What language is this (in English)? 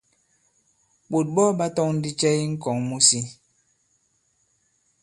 Bankon